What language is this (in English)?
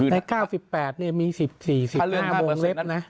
Thai